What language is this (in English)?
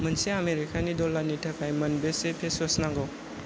Bodo